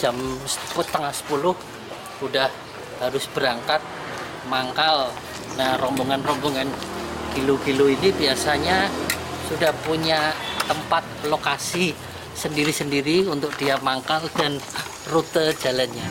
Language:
Indonesian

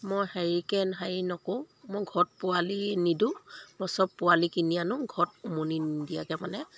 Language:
Assamese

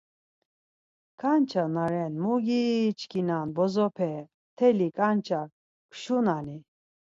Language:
Laz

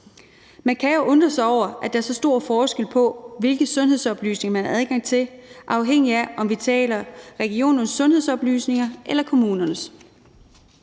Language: Danish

